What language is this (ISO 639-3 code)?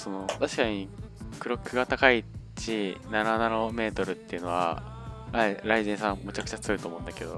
jpn